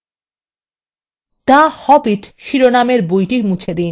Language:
Bangla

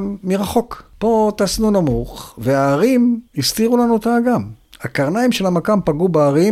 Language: Hebrew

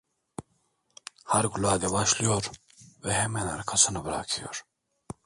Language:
Turkish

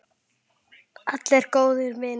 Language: Icelandic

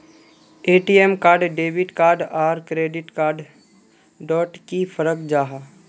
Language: Magahi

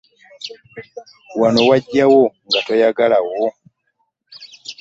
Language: Ganda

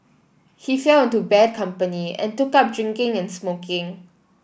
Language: English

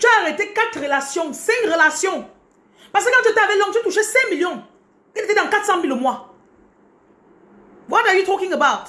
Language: French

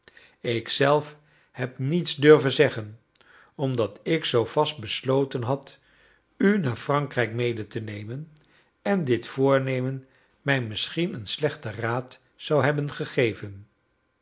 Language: Dutch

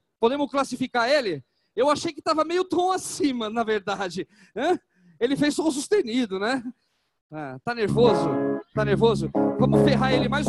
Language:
Portuguese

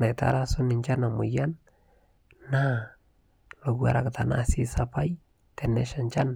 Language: Masai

